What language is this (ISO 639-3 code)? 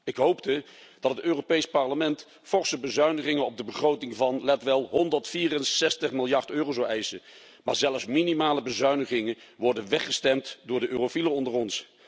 nld